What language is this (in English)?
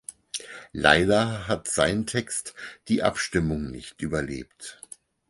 German